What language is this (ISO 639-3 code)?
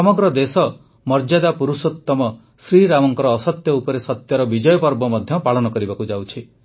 ori